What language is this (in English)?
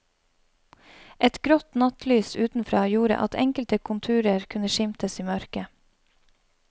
Norwegian